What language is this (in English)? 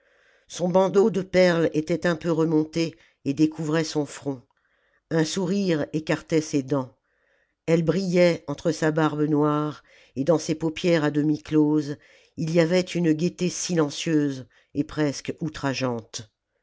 French